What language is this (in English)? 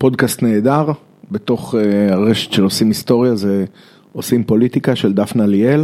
Hebrew